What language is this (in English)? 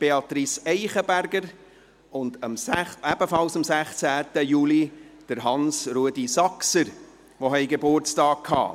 Swiss German